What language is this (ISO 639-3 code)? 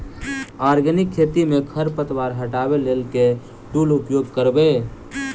mai